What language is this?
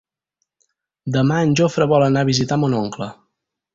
Catalan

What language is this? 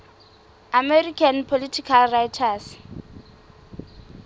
Southern Sotho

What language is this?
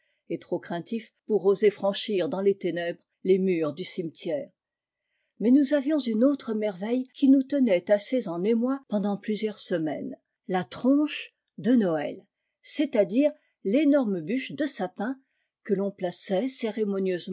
French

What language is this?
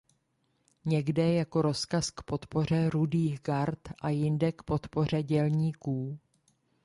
Czech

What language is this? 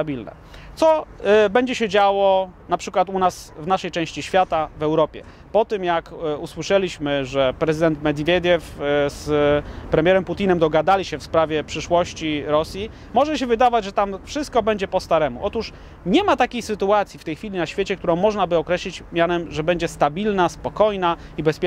Polish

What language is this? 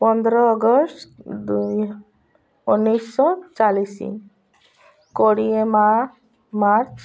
Odia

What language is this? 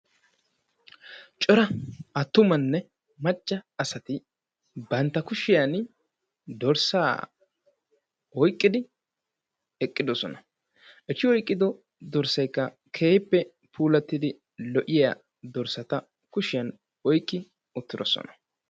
Wolaytta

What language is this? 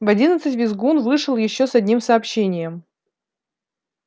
Russian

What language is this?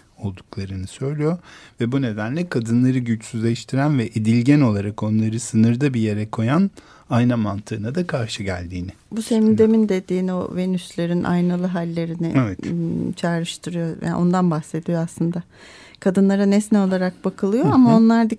Turkish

